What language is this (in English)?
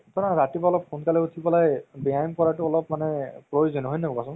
Assamese